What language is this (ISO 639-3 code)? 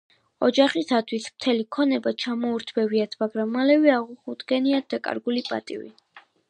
kat